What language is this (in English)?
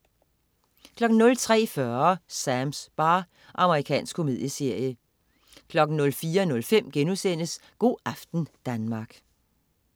Danish